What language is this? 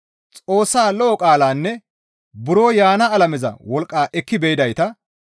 Gamo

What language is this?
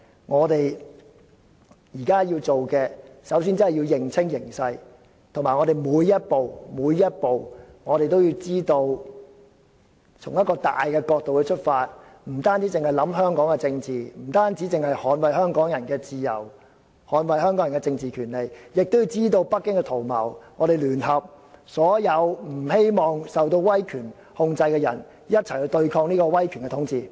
Cantonese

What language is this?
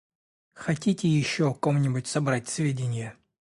Russian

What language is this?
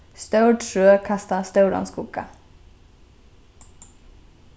Faroese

